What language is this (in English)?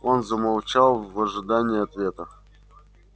Russian